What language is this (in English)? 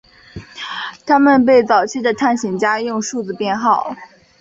Chinese